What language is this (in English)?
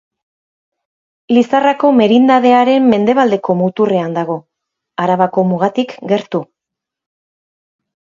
Basque